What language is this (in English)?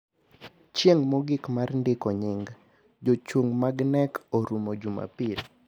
Luo (Kenya and Tanzania)